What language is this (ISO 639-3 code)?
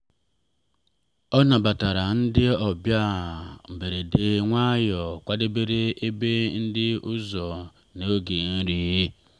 ibo